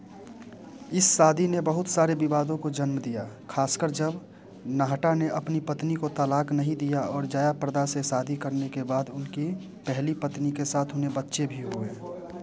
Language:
Hindi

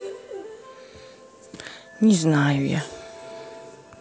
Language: Russian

